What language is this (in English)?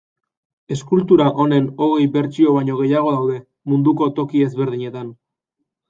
Basque